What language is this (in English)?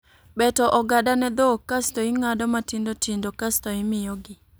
Luo (Kenya and Tanzania)